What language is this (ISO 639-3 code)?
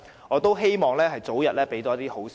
yue